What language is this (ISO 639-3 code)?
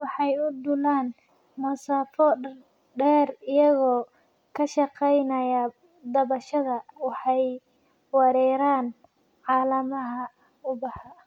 som